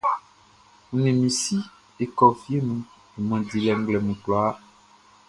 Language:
Baoulé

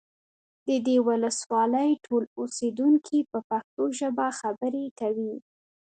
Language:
Pashto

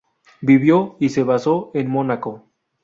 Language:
Spanish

